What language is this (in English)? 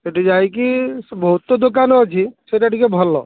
Odia